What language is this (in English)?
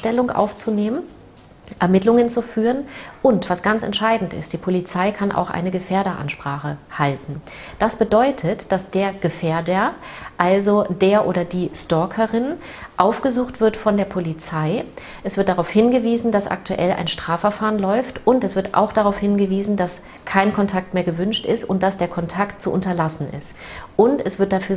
German